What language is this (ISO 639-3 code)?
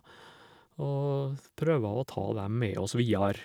nor